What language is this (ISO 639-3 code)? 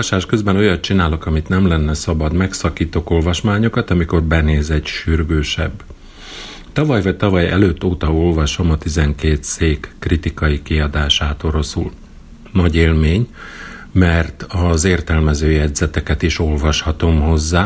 hun